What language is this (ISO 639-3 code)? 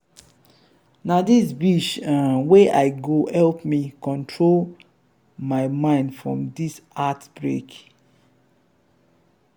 pcm